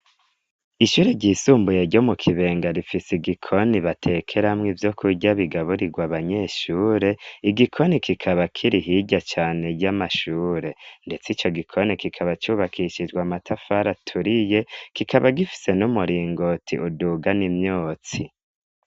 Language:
Rundi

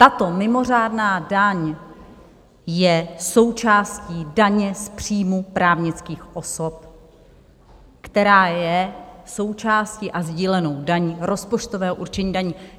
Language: Czech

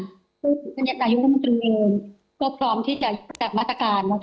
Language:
Thai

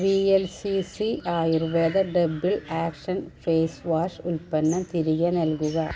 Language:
Malayalam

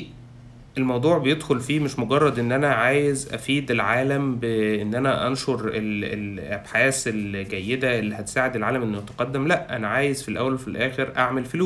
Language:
Arabic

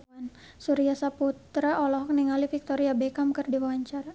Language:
Sundanese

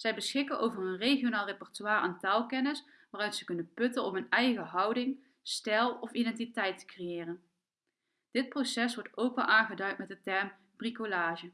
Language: Dutch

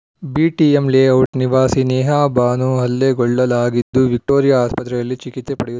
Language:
Kannada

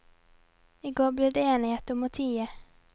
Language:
Norwegian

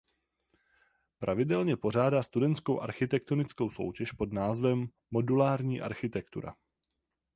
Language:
Czech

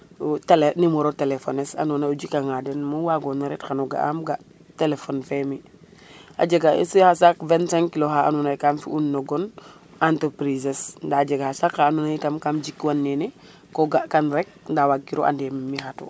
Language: Serer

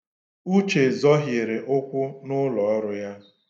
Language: Igbo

